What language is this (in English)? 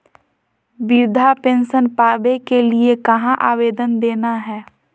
Magahi